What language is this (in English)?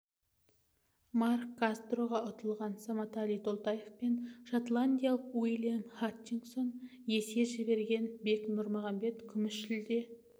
Kazakh